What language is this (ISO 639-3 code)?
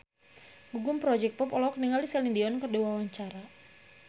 sun